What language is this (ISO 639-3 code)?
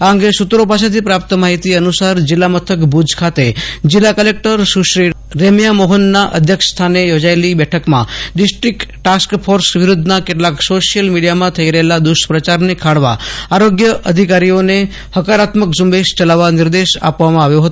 guj